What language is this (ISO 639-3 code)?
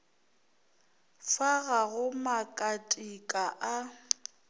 nso